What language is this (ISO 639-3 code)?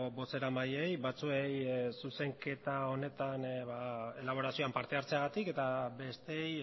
eus